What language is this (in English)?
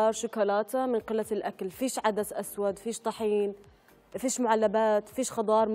Arabic